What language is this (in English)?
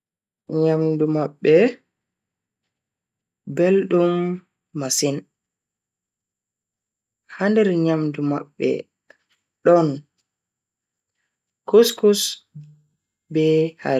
Bagirmi Fulfulde